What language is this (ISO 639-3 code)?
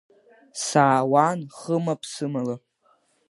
abk